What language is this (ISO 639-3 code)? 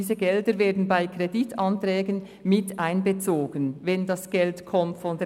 gsw